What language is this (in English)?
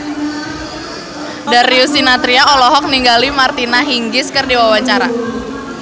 Sundanese